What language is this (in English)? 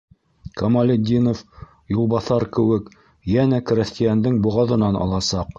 Bashkir